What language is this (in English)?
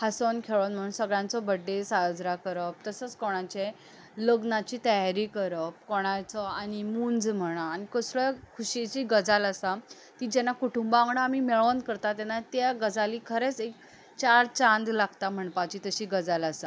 Konkani